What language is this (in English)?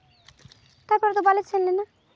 Santali